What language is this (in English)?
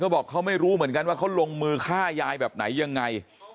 Thai